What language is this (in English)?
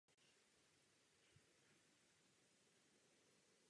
Czech